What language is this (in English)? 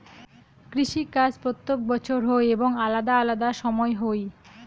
Bangla